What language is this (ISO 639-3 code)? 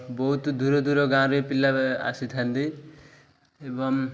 ori